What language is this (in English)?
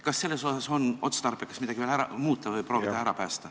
Estonian